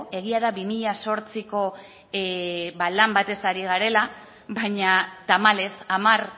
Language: Basque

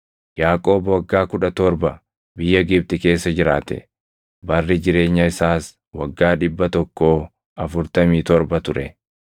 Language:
Oromo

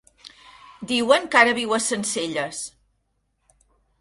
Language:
Catalan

